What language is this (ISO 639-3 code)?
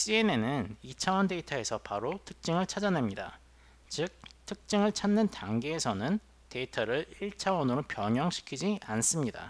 kor